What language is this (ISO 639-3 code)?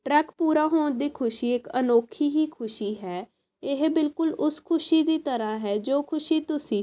pan